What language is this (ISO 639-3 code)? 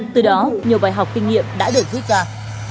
vie